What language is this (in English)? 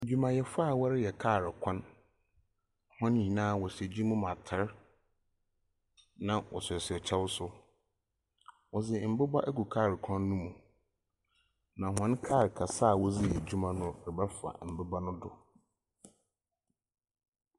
Akan